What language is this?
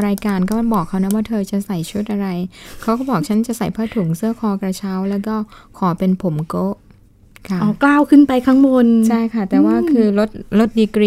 Thai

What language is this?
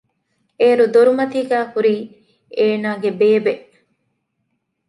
Divehi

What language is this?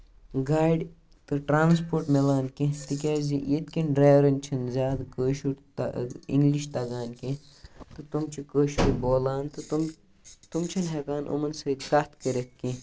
Kashmiri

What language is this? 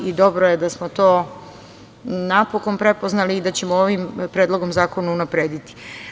Serbian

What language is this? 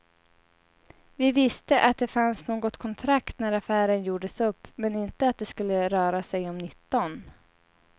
Swedish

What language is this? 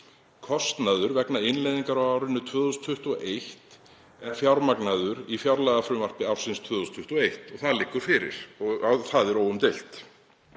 Icelandic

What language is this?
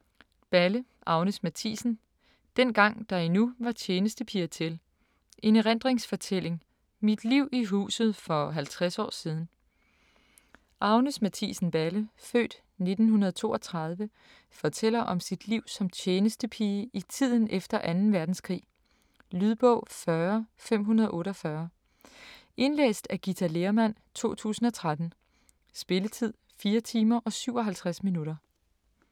Danish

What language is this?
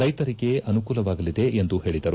Kannada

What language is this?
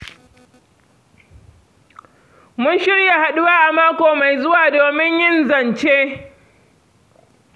Hausa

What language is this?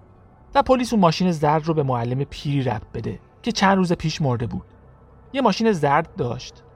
Persian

